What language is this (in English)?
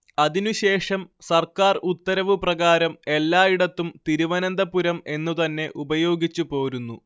Malayalam